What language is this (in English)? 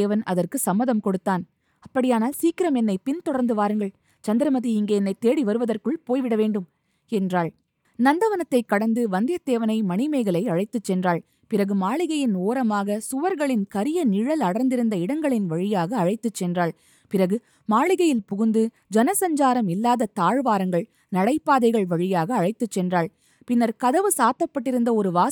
Tamil